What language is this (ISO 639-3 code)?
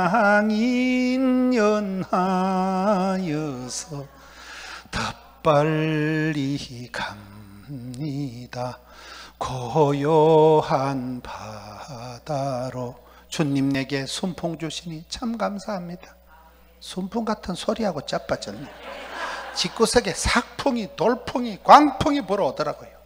kor